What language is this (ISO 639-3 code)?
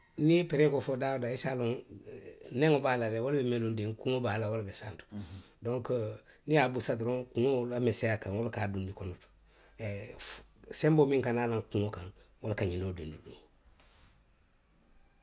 mlq